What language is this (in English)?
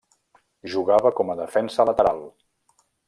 Catalan